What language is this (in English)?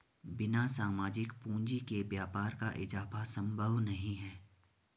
Hindi